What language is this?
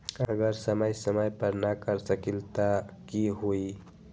Magahi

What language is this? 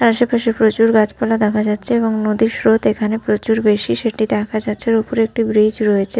Bangla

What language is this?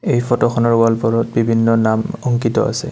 Assamese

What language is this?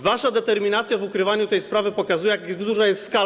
Polish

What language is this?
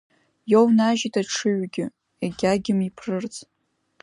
Abkhazian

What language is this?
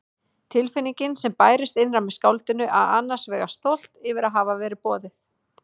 Icelandic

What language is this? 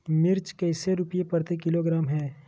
Magahi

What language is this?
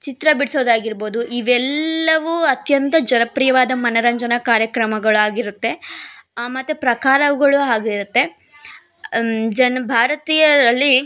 Kannada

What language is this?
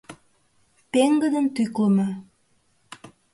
Mari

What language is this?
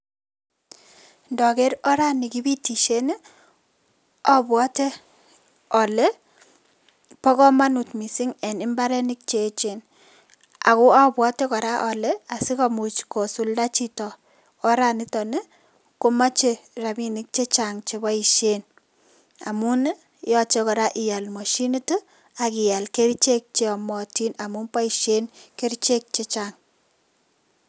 Kalenjin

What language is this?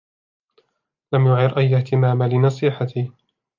Arabic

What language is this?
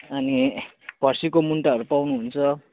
Nepali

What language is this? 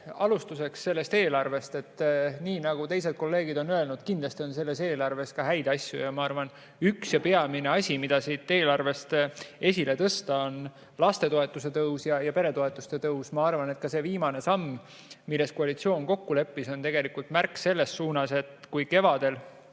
Estonian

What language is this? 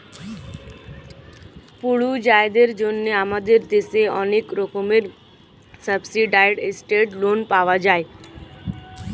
Bangla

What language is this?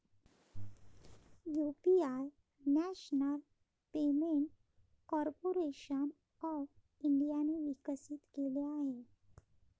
Marathi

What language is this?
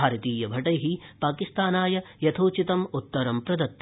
Sanskrit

